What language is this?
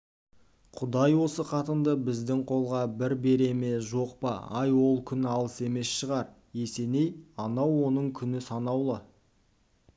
Kazakh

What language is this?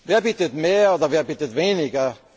German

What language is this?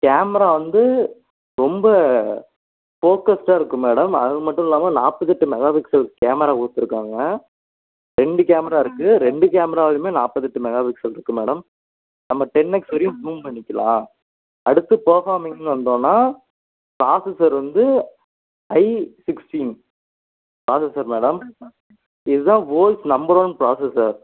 Tamil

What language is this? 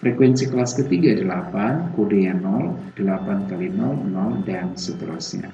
Indonesian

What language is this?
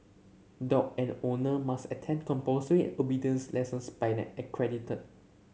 English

